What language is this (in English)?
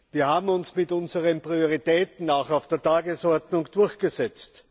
German